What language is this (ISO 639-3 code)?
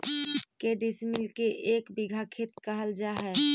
mag